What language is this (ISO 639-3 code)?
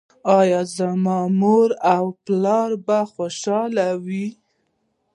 pus